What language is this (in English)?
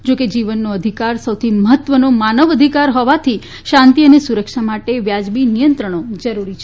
Gujarati